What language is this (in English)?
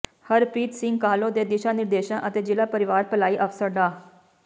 Punjabi